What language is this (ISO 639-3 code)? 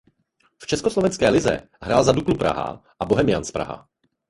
ces